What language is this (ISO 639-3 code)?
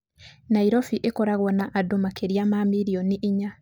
kik